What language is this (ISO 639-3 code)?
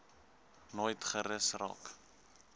afr